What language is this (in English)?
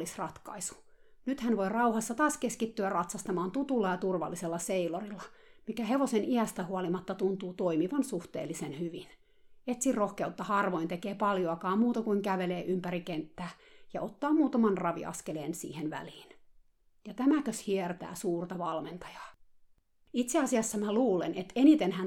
Finnish